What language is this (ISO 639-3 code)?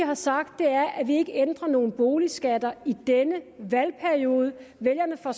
dan